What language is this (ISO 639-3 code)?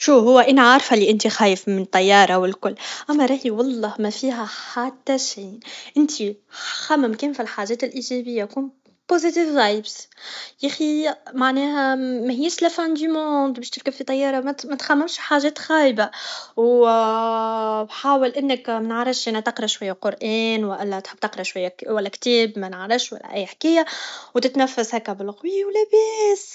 aeb